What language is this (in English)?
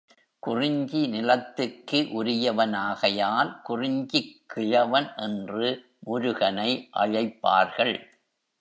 Tamil